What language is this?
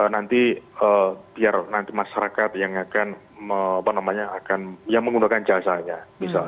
Indonesian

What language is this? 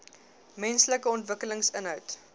Afrikaans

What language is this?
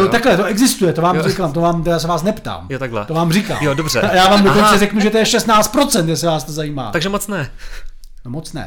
Czech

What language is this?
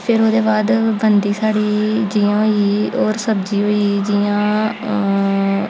Dogri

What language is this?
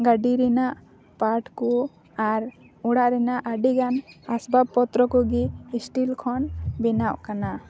Santali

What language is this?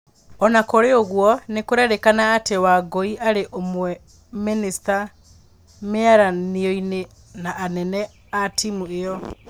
Kikuyu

